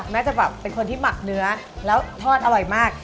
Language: Thai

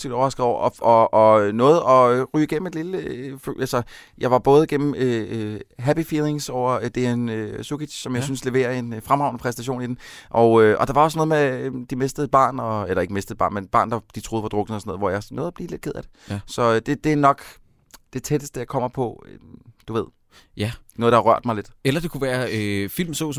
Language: Danish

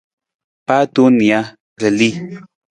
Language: Nawdm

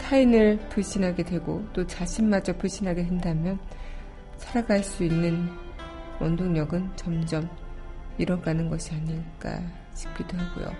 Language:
Korean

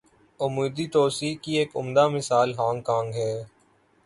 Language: Urdu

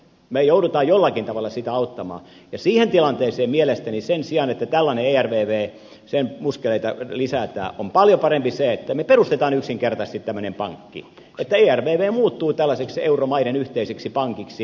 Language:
Finnish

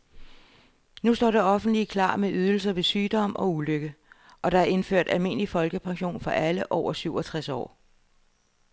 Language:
Danish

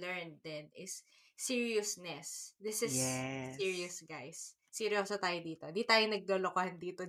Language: Filipino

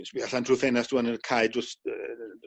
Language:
Welsh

